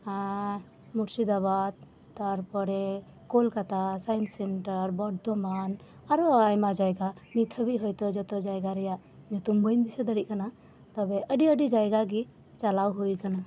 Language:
Santali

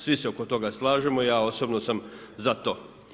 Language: Croatian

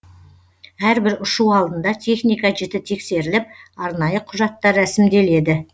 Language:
Kazakh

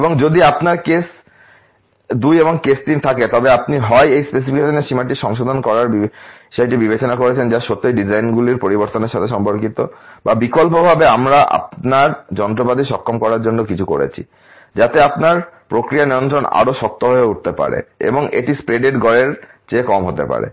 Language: Bangla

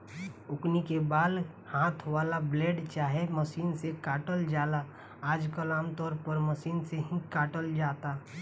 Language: Bhojpuri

